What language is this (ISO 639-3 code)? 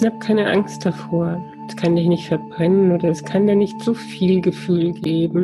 deu